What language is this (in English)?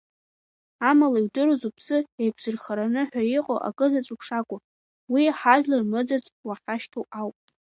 Abkhazian